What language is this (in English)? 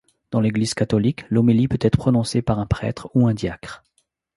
French